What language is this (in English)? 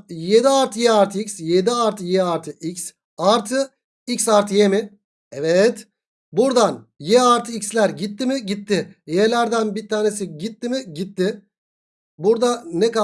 Turkish